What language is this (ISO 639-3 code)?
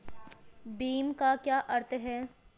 hin